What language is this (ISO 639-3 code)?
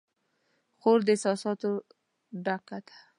pus